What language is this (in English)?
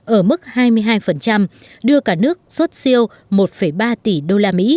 Vietnamese